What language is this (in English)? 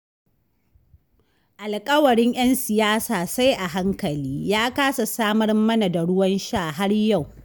Hausa